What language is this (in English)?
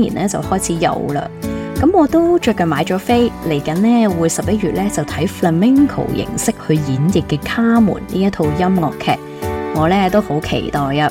Chinese